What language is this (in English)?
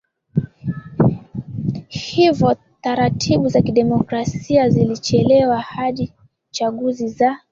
Swahili